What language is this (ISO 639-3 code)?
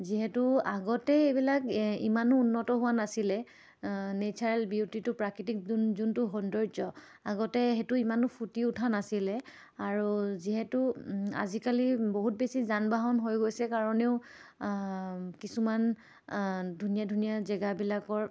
asm